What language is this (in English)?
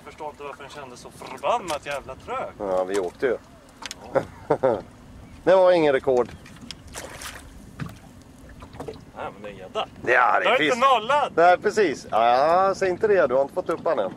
Swedish